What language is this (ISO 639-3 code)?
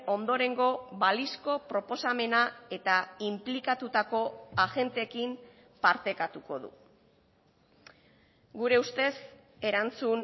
eus